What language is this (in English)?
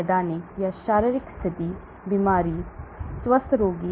Hindi